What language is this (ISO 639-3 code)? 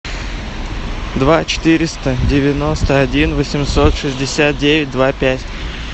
rus